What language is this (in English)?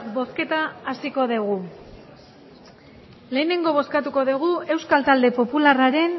Basque